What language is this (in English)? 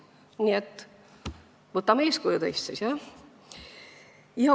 Estonian